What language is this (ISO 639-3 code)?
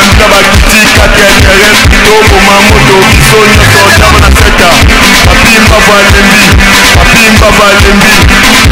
ron